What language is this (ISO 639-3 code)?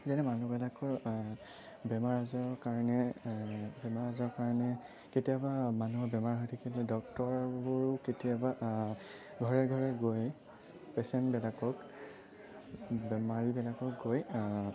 asm